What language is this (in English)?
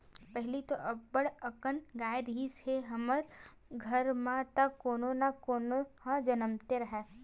Chhattisgarhi